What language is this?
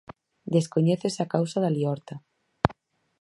Galician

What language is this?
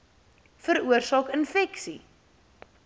Afrikaans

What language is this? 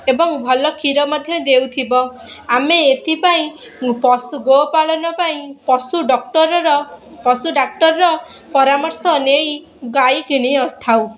Odia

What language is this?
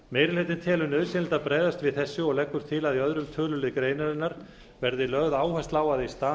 Icelandic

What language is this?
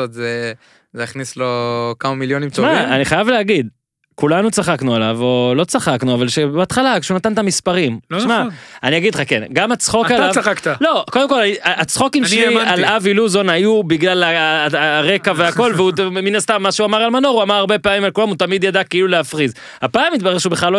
Hebrew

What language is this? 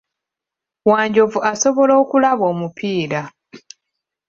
Ganda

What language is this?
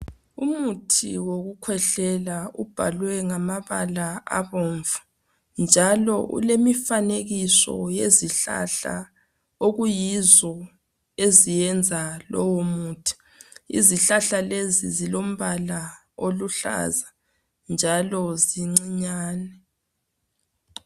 North Ndebele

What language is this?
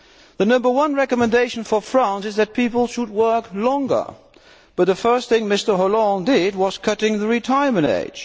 English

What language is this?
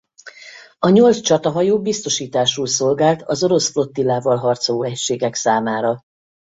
Hungarian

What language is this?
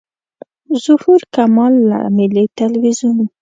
Pashto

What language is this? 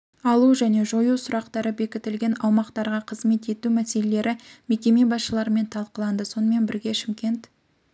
Kazakh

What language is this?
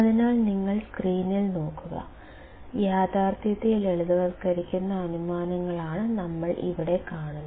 Malayalam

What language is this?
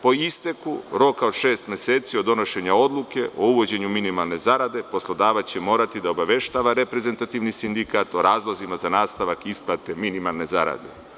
Serbian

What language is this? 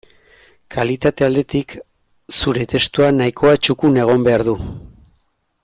Basque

